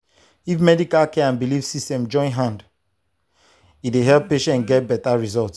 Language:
Nigerian Pidgin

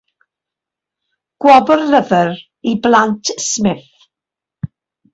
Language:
Welsh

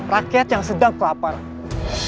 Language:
Indonesian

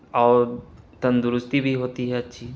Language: Urdu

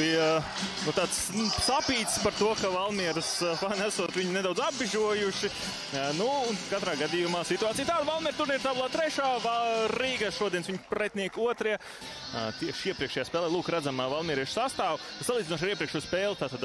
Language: Latvian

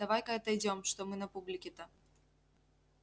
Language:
Russian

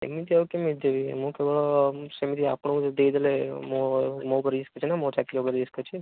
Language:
Odia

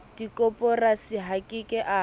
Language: Southern Sotho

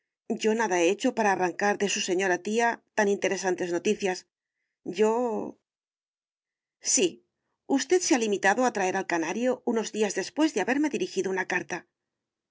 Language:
Spanish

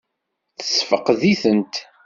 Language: Kabyle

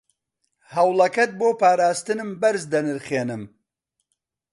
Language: Central Kurdish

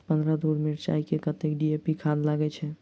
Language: Maithili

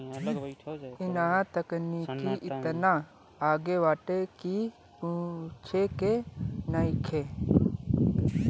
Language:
Bhojpuri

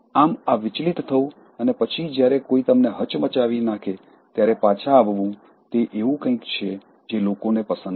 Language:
Gujarati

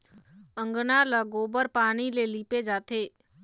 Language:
Chhattisgarhi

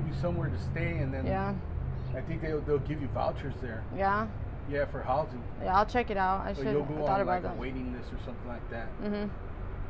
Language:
English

